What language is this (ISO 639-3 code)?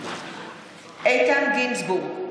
heb